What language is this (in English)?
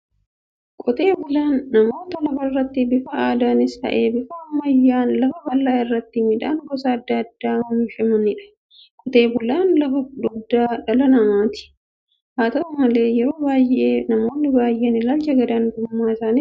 Oromo